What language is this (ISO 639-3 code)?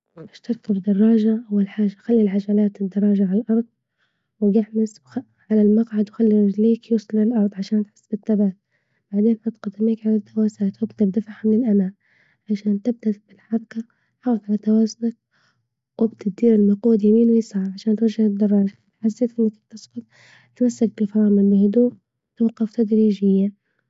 ayl